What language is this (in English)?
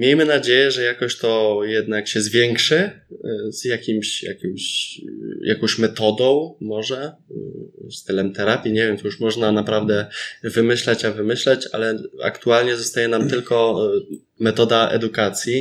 Polish